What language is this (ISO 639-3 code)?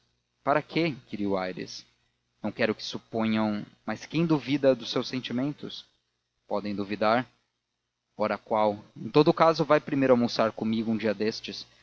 por